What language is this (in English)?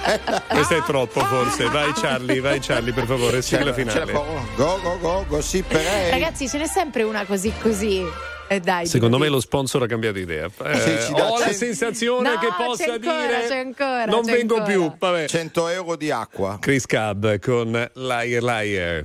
Italian